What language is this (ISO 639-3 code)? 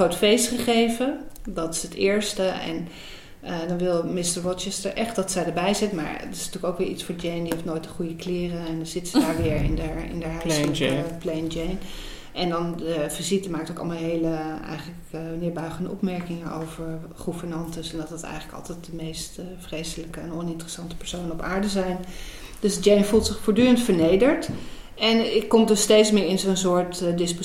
nld